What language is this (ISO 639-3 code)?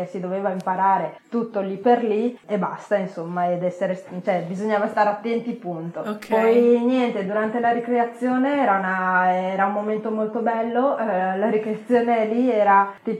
ita